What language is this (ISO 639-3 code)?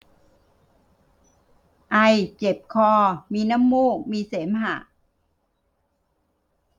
tha